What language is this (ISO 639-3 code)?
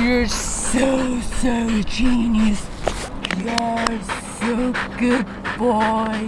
kor